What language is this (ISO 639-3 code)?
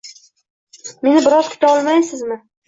uzb